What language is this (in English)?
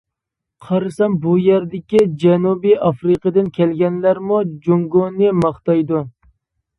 Uyghur